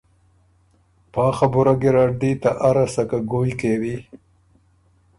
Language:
Ormuri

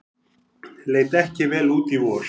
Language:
Icelandic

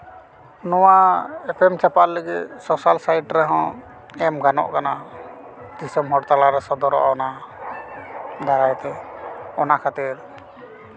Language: Santali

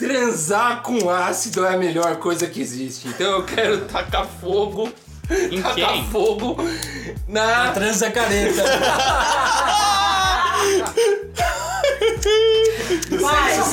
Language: Portuguese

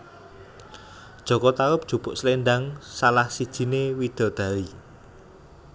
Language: Javanese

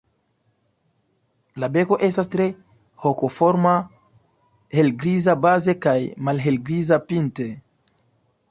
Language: Esperanto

